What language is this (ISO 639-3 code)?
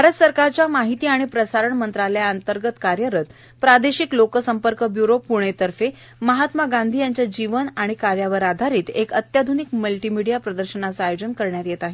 mar